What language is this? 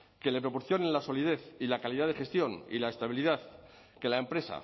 Spanish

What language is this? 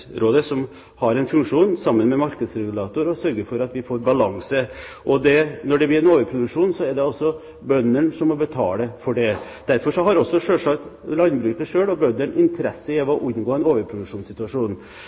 Norwegian Bokmål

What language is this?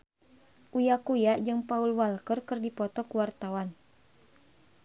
Sundanese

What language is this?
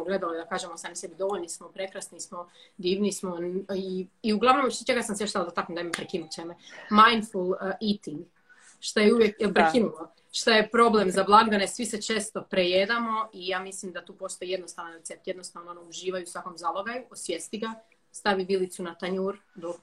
Croatian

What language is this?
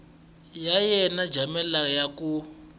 Tsonga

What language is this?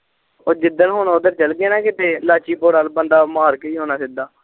Punjabi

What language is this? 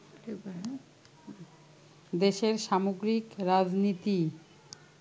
Bangla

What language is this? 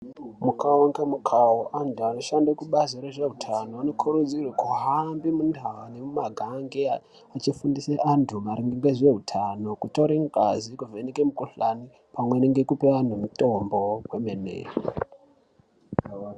Ndau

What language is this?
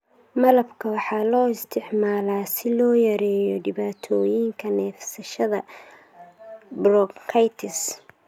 Somali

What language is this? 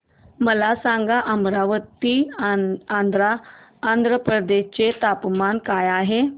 Marathi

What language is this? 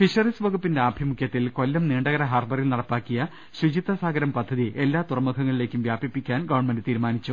Malayalam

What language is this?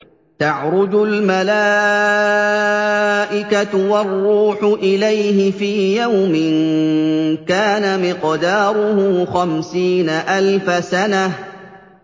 Arabic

